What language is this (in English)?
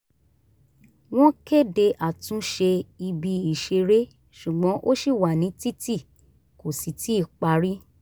Yoruba